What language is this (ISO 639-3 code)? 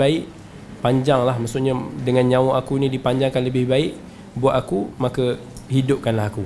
msa